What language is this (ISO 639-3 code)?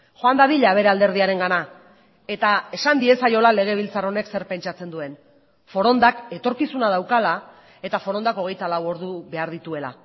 eus